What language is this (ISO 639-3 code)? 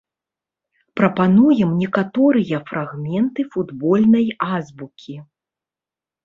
bel